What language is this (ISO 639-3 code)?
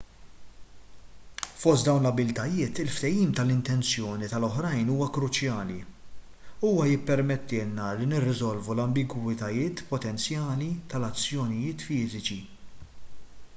mlt